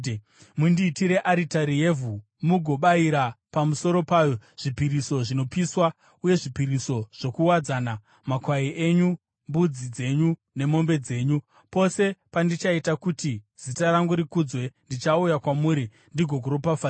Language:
Shona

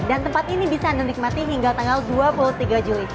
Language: Indonesian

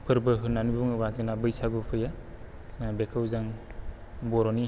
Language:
Bodo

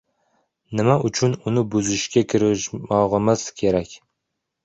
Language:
Uzbek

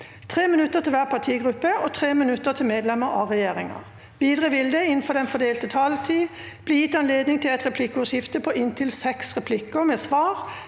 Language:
Norwegian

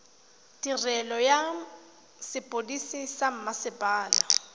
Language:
Tswana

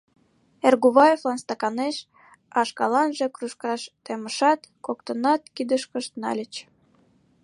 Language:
Mari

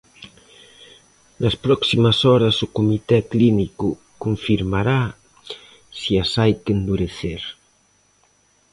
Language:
Galician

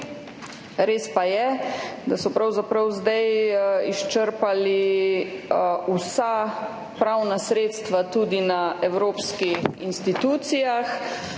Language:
Slovenian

